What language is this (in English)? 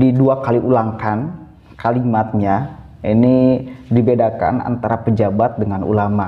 Indonesian